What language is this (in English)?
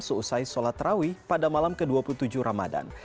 Indonesian